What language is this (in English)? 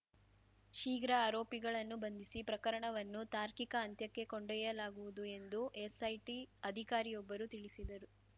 Kannada